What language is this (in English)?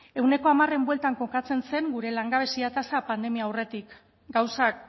Basque